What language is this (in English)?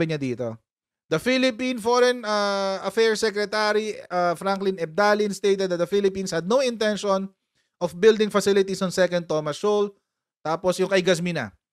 Filipino